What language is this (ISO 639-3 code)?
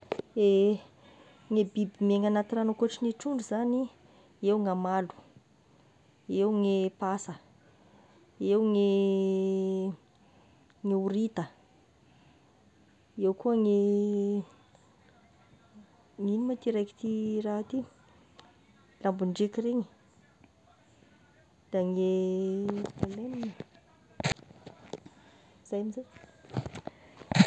tkg